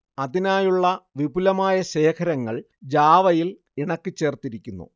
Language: Malayalam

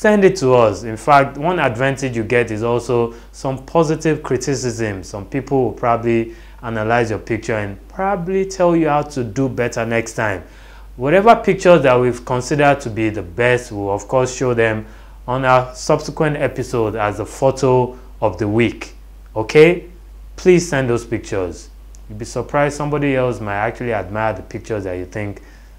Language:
English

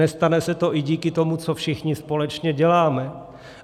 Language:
Czech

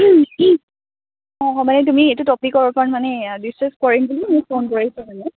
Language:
Assamese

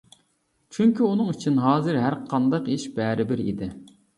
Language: Uyghur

